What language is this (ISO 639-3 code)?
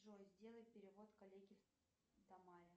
rus